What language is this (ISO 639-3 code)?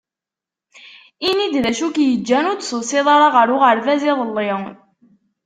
kab